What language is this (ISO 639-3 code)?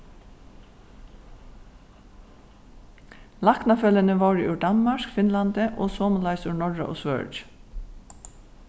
fao